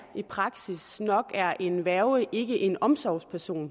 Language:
Danish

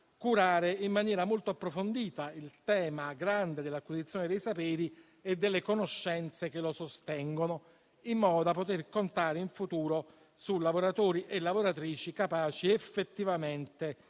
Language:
Italian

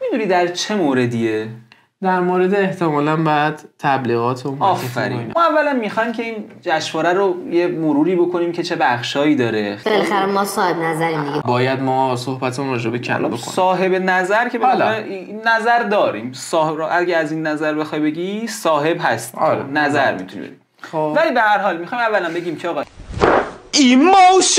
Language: Persian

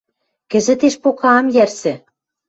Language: Western Mari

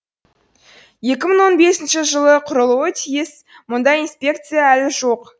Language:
Kazakh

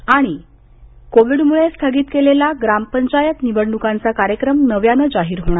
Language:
Marathi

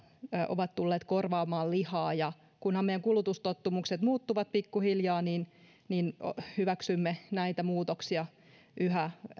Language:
Finnish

